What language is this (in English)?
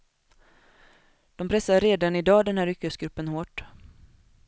Swedish